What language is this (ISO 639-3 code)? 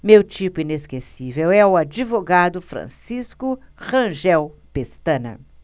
por